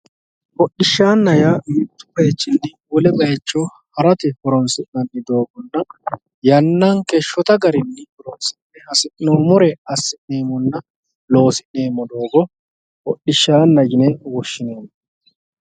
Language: Sidamo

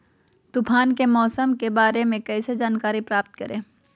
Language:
Magahi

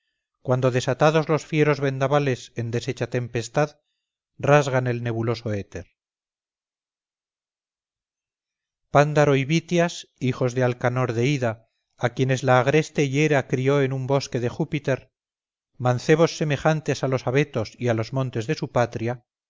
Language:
Spanish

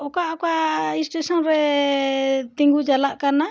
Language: Santali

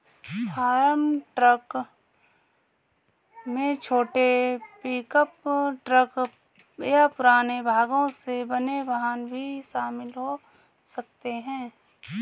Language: Hindi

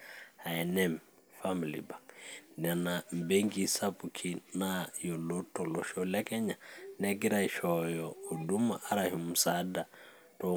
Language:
Masai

